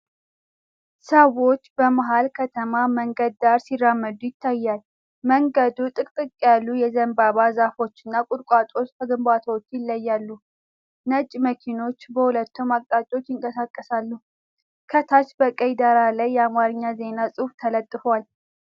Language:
Amharic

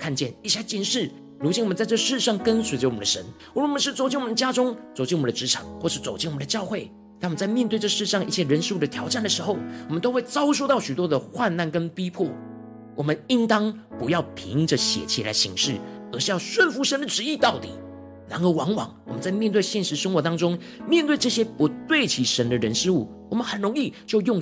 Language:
Chinese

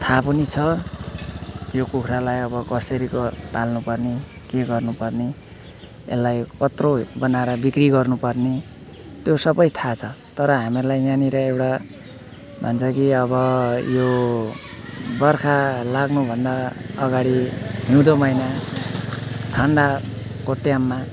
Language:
Nepali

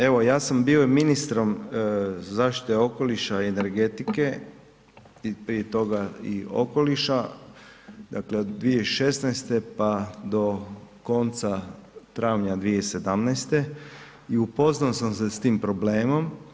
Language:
Croatian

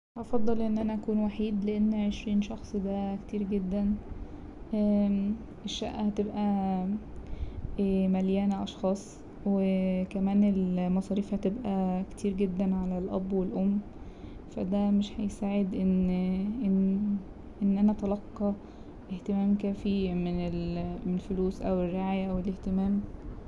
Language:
Egyptian Arabic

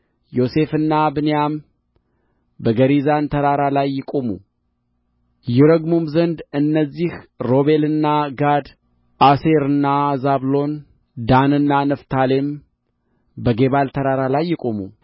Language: Amharic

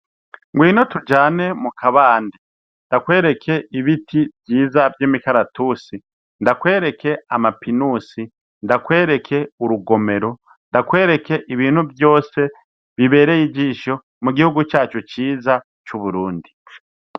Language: Rundi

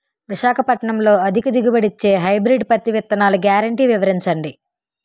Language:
Telugu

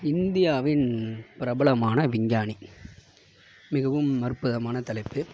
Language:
Tamil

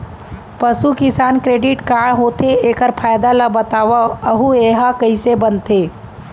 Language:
Chhattisgarhi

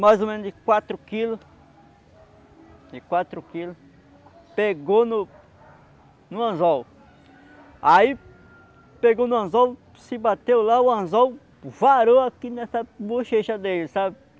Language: Portuguese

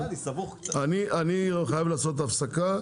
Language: Hebrew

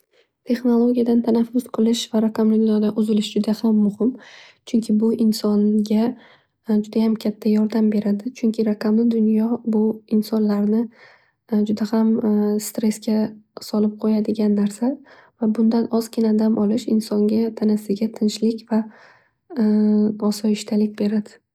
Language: Uzbek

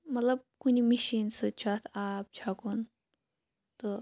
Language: Kashmiri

